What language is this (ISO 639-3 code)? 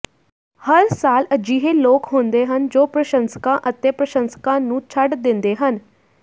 pan